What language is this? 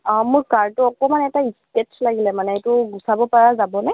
Assamese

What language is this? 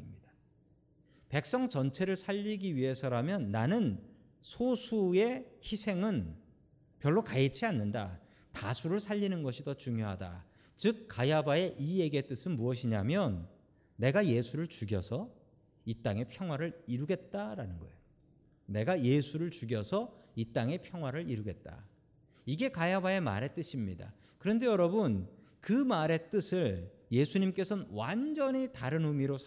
Korean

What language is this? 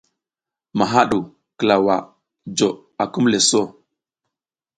South Giziga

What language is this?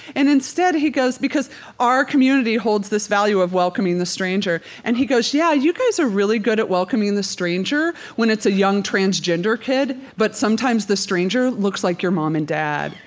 English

